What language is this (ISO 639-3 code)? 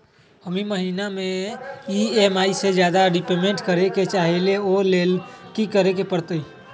mag